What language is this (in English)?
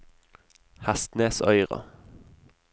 Norwegian